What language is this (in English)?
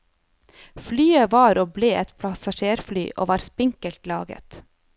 Norwegian